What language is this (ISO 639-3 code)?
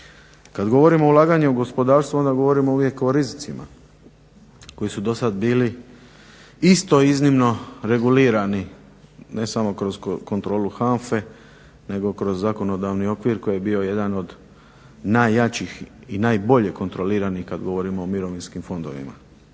hrv